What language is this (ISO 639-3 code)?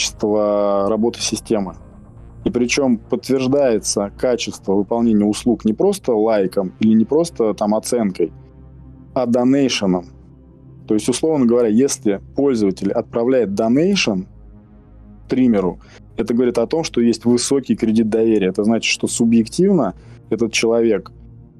rus